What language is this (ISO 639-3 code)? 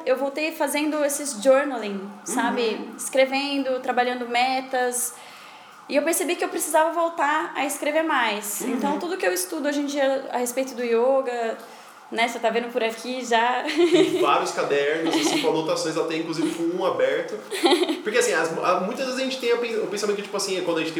por